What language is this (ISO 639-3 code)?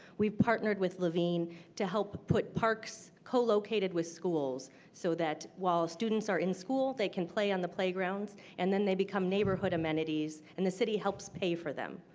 eng